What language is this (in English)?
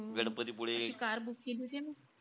Marathi